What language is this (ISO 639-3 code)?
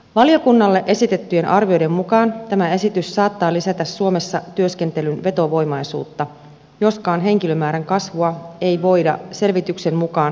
fin